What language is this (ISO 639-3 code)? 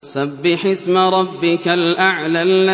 ara